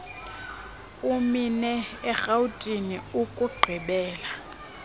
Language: Xhosa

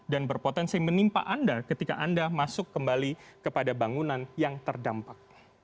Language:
Indonesian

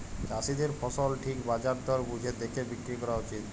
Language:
Bangla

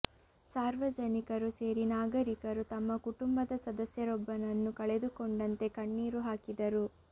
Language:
Kannada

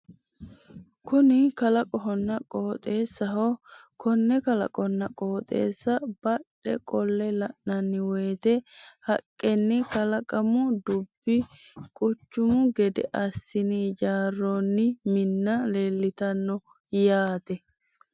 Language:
Sidamo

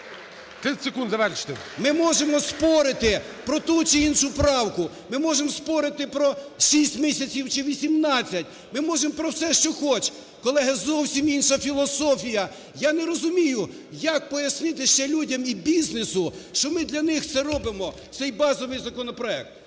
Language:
Ukrainian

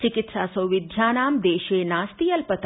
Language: Sanskrit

